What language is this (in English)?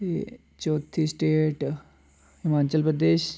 Dogri